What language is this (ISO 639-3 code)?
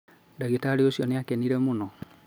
kik